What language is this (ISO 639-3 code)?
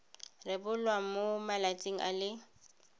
tsn